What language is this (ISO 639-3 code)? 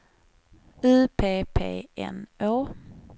swe